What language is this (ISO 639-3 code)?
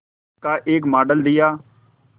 hin